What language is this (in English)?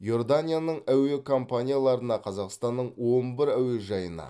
Kazakh